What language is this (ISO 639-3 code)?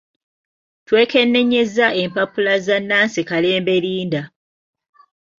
lug